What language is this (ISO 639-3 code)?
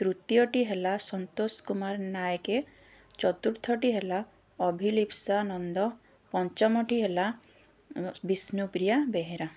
ori